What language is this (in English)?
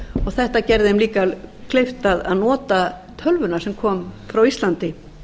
Icelandic